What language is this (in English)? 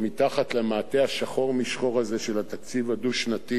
Hebrew